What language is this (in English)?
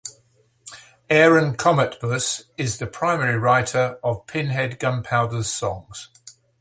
English